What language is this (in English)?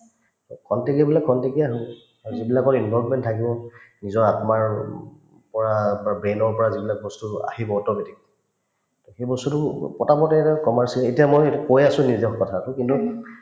Assamese